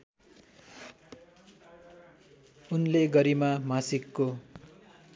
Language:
Nepali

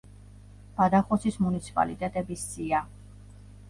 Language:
Georgian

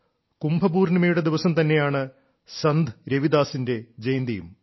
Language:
Malayalam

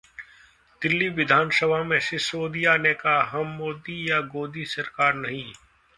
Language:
Hindi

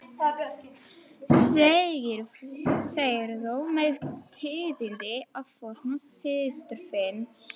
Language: Icelandic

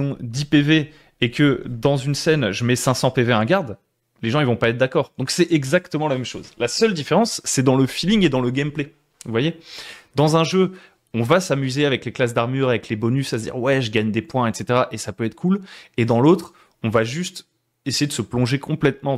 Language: French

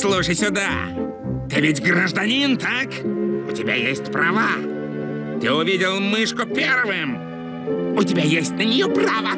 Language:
Russian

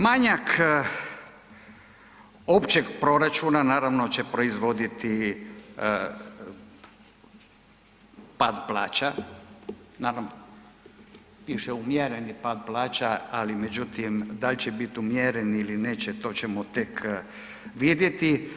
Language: Croatian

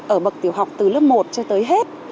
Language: Vietnamese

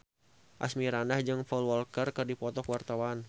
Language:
Sundanese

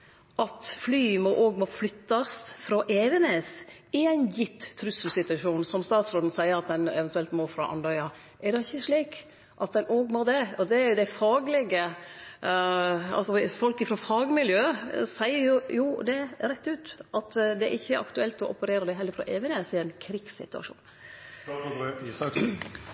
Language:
Norwegian Nynorsk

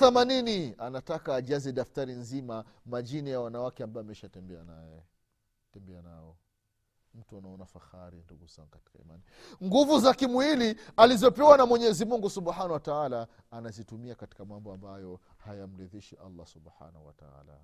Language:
Swahili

